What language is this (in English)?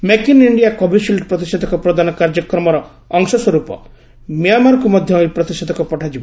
Odia